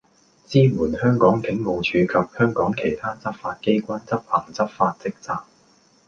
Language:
Cantonese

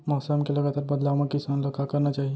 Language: Chhattisgarhi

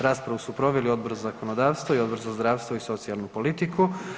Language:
Croatian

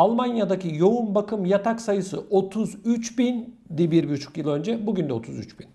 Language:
Turkish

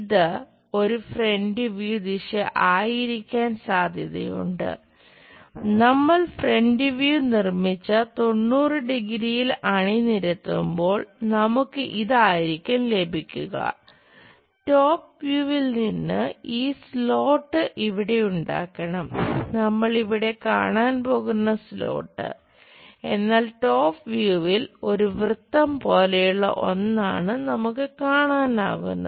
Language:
Malayalam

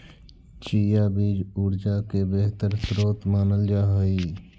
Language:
Magahi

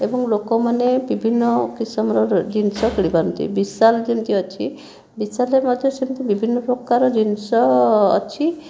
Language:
Odia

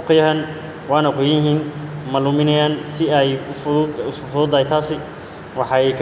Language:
Somali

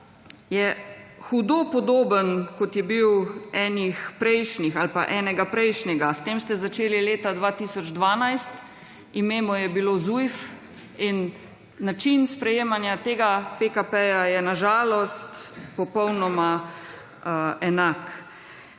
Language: Slovenian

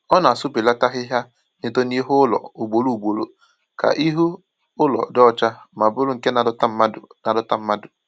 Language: Igbo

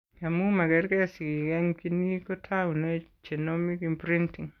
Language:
Kalenjin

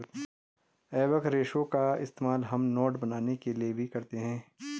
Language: Hindi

